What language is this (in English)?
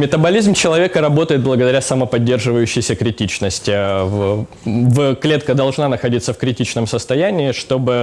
Russian